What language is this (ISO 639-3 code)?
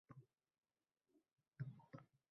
uzb